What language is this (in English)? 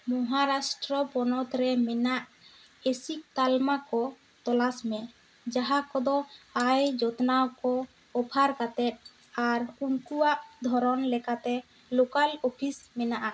Santali